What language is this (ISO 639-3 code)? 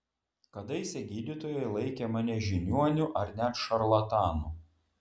lit